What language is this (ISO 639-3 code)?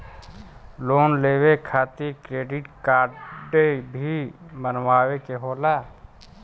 bho